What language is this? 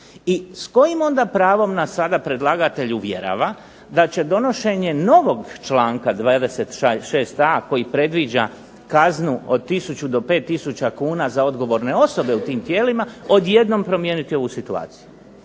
Croatian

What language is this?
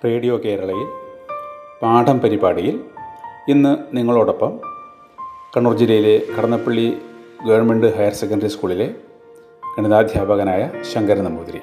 Malayalam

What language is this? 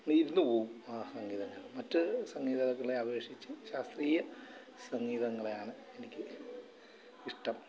Malayalam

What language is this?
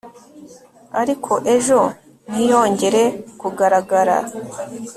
Kinyarwanda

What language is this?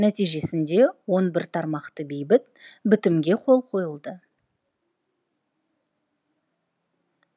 Kazakh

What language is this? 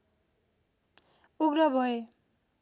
Nepali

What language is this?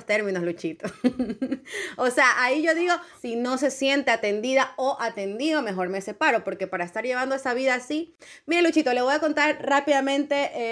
Spanish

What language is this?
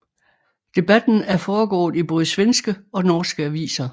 Danish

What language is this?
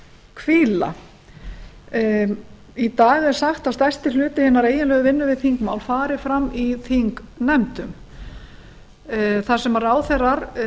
Icelandic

